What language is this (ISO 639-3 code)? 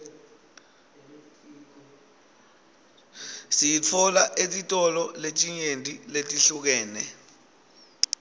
ssw